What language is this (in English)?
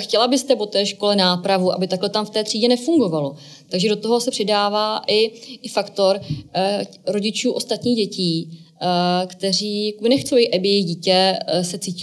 Czech